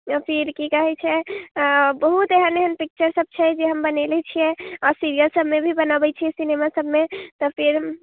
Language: Maithili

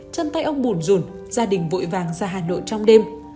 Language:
Vietnamese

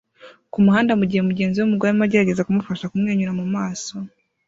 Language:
Kinyarwanda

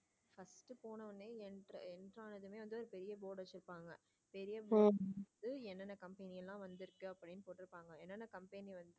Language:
Tamil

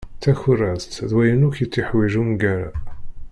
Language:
Kabyle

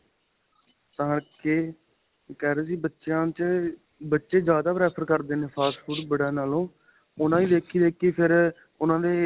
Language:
Punjabi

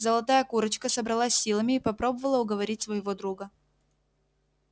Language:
Russian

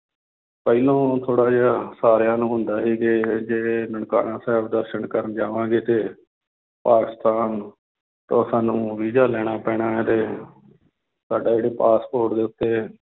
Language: Punjabi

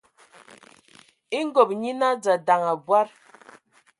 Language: Ewondo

